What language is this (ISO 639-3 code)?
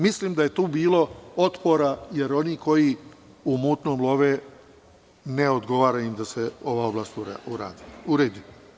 srp